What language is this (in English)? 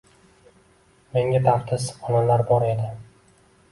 Uzbek